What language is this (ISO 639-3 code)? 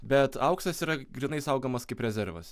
lit